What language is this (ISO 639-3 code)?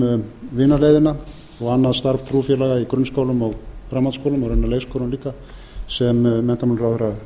isl